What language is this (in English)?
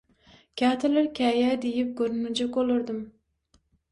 Turkmen